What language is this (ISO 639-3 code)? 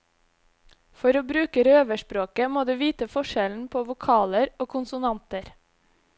nor